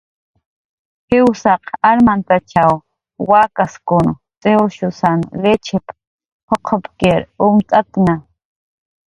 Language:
Jaqaru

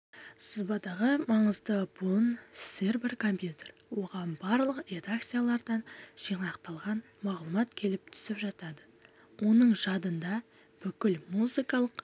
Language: Kazakh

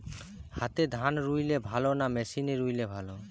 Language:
Bangla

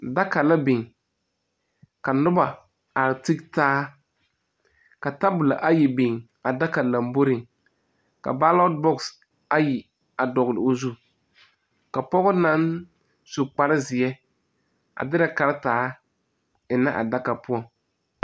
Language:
Southern Dagaare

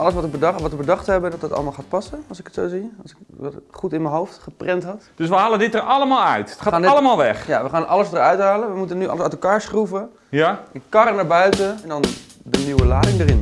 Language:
Dutch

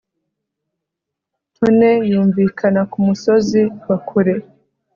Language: Kinyarwanda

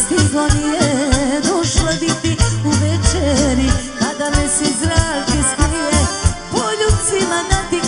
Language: Romanian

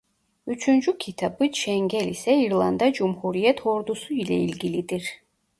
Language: Turkish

